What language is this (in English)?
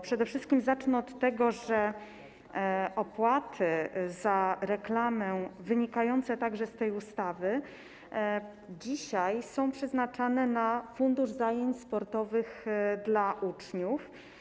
Polish